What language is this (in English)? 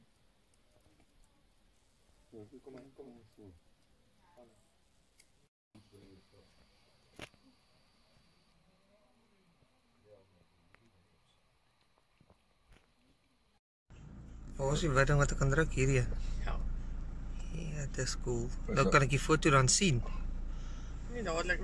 Dutch